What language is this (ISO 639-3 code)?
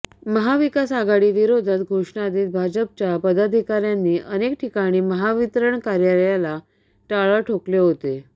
mar